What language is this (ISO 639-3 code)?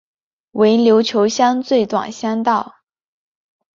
zho